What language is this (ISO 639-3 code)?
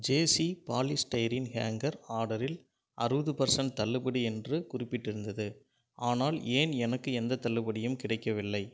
tam